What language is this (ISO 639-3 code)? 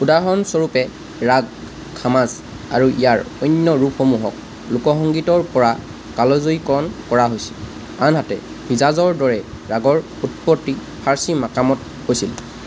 asm